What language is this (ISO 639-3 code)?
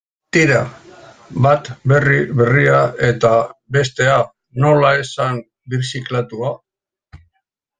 eus